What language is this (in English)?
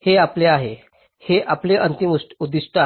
Marathi